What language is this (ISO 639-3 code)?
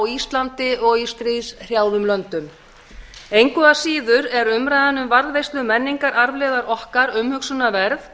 isl